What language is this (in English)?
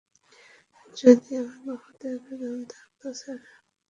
Bangla